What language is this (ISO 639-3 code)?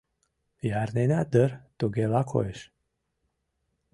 chm